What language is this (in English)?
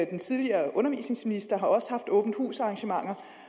Danish